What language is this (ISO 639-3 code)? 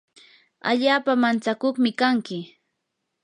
qur